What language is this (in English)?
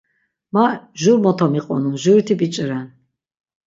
Laz